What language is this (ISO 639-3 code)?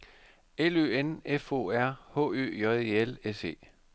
dan